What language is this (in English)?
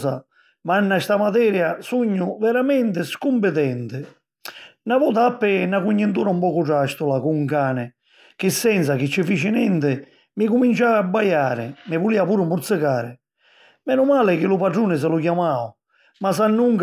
Sicilian